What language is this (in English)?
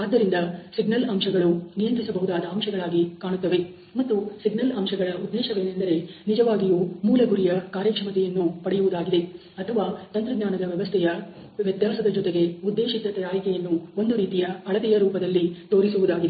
Kannada